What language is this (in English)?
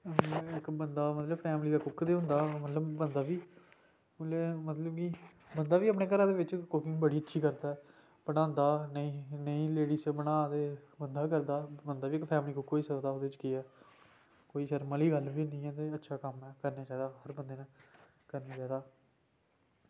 Dogri